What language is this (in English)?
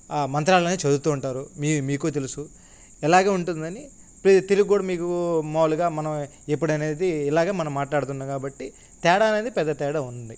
Telugu